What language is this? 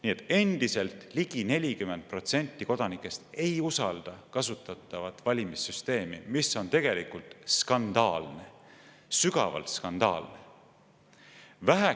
Estonian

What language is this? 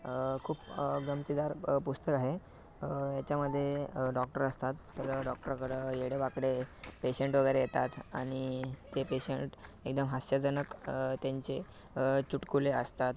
Marathi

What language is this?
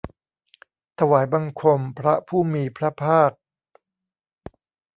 Thai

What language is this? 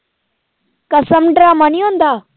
Punjabi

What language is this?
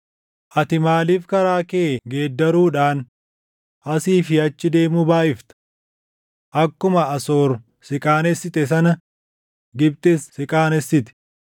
Oromo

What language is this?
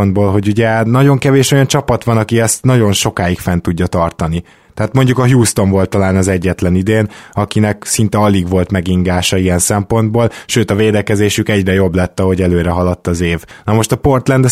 Hungarian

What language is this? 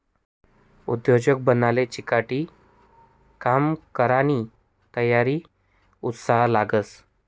Marathi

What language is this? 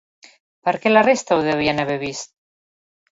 Catalan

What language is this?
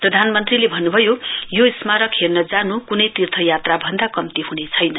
Nepali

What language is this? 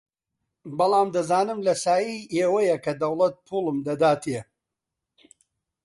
Central Kurdish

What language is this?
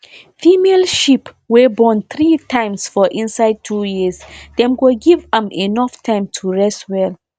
Nigerian Pidgin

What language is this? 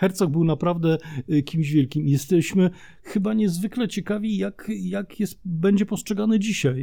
Polish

